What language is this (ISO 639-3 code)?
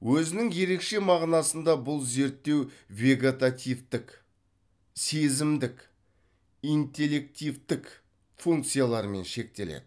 kaz